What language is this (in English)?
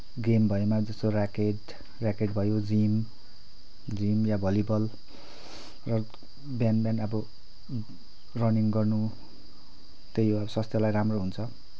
Nepali